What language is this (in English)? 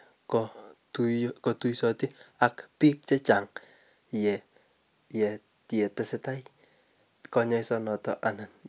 Kalenjin